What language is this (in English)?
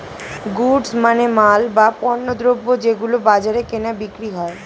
Bangla